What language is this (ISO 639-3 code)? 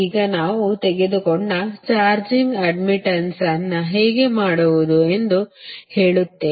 kan